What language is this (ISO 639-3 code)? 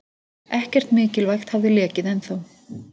isl